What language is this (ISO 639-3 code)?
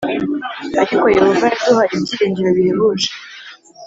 kin